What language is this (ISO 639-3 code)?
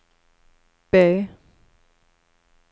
swe